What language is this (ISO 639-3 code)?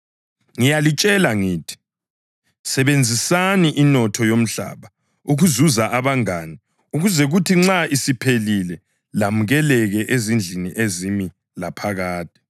nde